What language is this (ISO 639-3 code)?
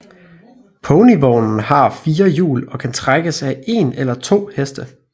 dan